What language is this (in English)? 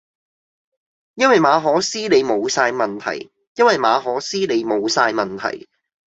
Cantonese